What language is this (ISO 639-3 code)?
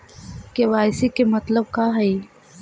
mag